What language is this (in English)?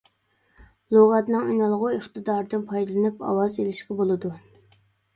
Uyghur